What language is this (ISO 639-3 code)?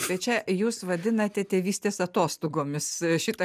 lit